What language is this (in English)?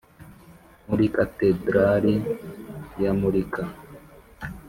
Kinyarwanda